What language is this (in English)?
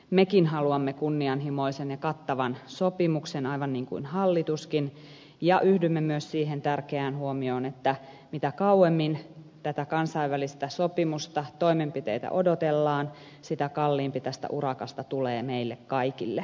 Finnish